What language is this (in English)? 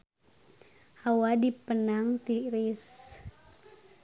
Sundanese